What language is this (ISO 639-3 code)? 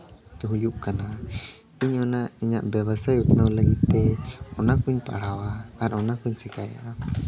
sat